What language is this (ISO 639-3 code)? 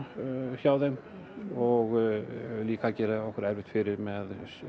isl